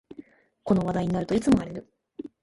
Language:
Japanese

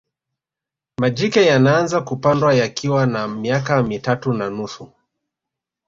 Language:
Swahili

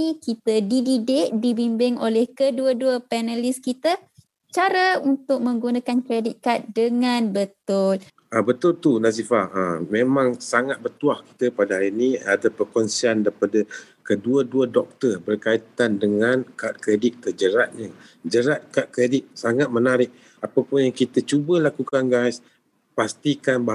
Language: Malay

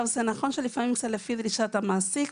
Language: Hebrew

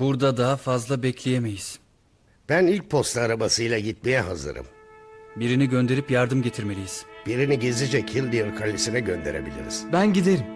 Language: Turkish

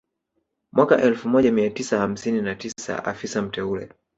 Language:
Swahili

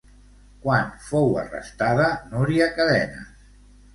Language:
Catalan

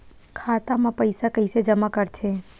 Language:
Chhattisgarhi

